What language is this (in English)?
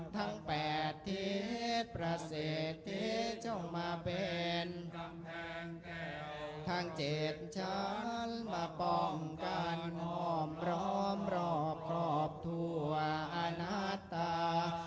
Thai